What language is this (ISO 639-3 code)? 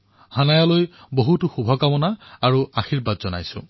asm